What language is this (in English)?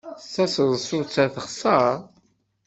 Kabyle